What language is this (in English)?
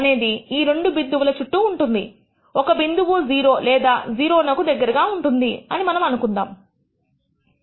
Telugu